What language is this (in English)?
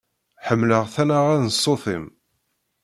Kabyle